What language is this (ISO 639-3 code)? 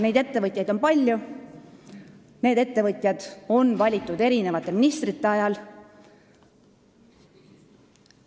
est